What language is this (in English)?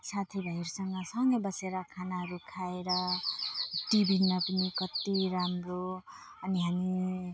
Nepali